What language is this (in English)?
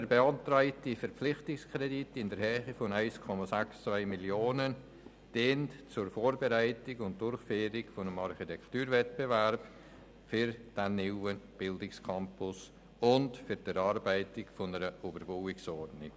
Swiss German